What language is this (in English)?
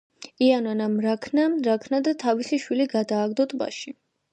Georgian